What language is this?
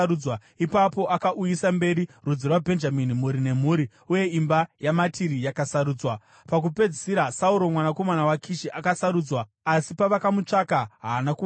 Shona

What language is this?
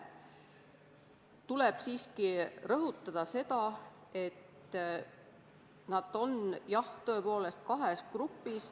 Estonian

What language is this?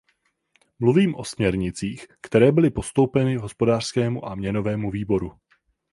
Czech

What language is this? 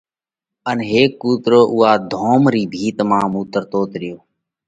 Parkari Koli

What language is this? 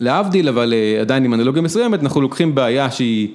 Hebrew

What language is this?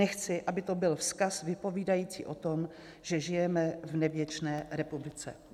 Czech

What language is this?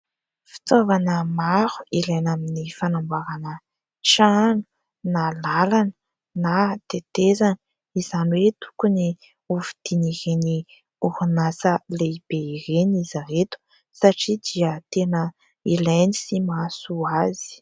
Malagasy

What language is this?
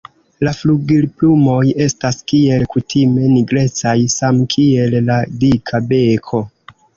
Esperanto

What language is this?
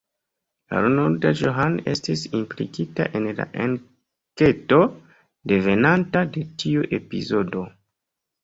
Esperanto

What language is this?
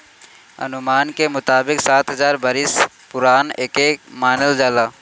Bhojpuri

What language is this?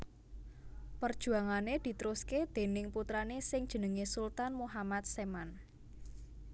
Javanese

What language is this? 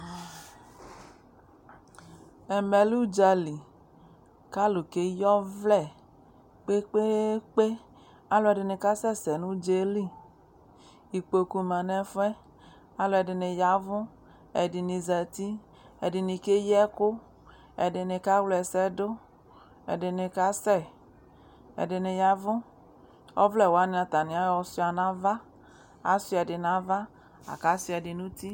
Ikposo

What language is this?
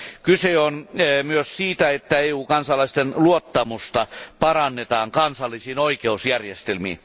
Finnish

